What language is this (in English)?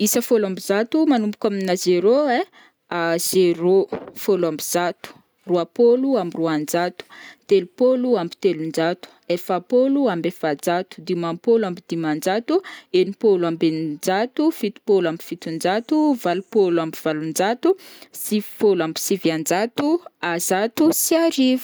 Northern Betsimisaraka Malagasy